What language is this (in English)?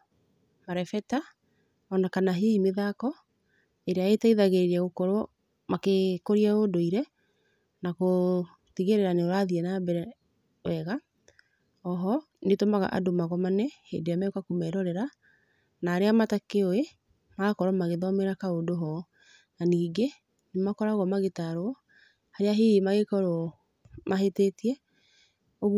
Kikuyu